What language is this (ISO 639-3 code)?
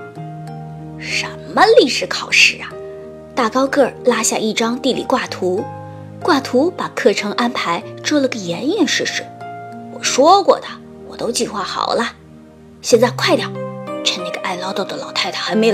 zho